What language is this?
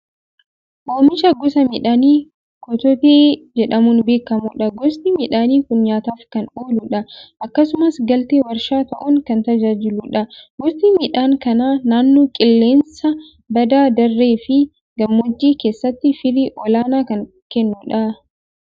Oromo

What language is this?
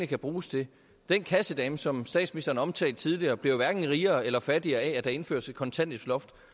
Danish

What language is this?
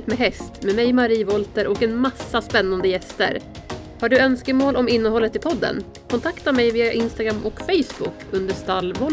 Swedish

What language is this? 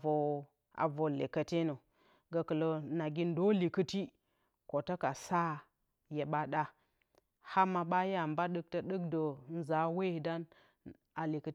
Bacama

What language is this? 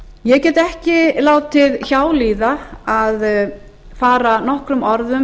Icelandic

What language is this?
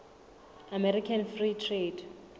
Southern Sotho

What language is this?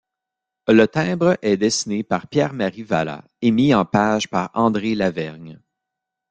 French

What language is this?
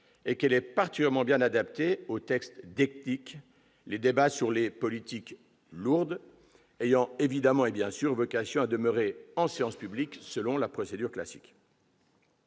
French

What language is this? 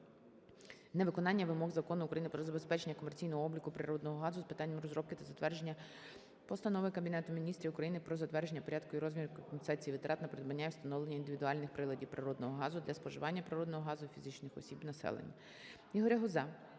Ukrainian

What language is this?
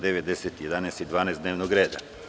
Serbian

